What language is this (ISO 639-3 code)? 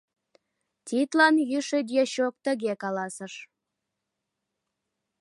chm